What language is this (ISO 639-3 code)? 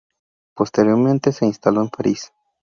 spa